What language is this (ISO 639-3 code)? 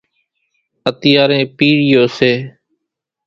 gjk